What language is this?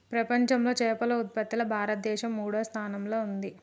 Telugu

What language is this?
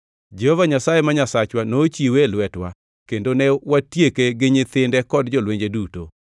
Luo (Kenya and Tanzania)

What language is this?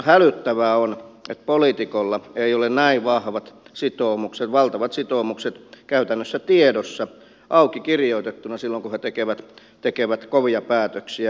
Finnish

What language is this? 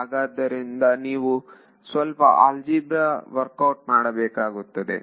Kannada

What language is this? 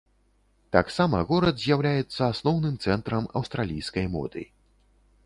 Belarusian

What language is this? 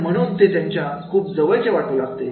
Marathi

